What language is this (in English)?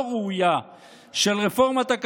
Hebrew